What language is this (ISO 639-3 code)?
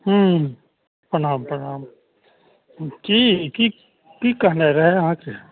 mai